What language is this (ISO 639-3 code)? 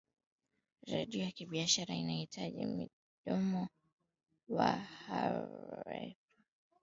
swa